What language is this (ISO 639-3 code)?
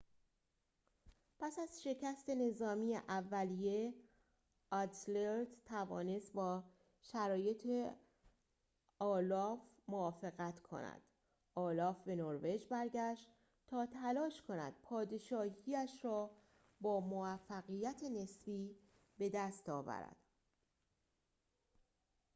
fas